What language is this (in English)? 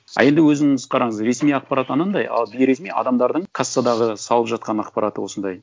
Kazakh